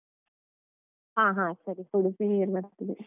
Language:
Kannada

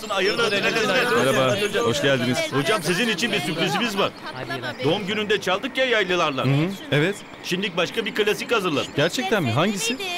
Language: Turkish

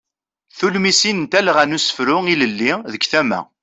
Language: Kabyle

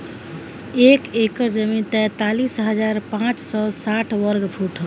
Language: Bhojpuri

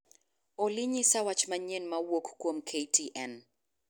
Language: Luo (Kenya and Tanzania)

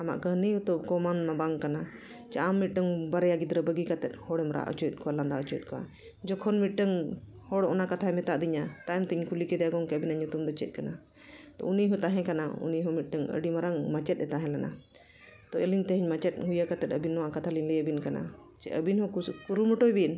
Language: Santali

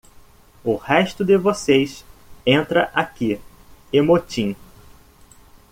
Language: Portuguese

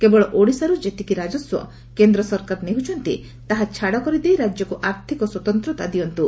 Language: Odia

